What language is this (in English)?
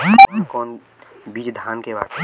Bhojpuri